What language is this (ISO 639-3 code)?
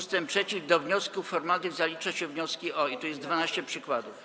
pol